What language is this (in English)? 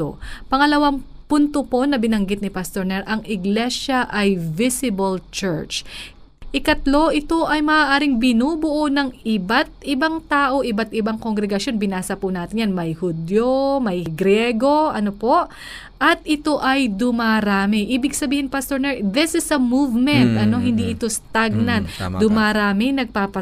Filipino